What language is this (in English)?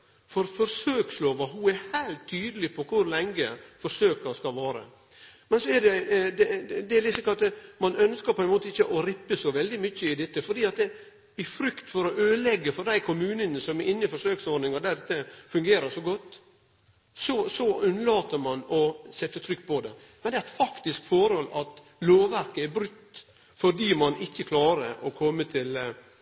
Norwegian Nynorsk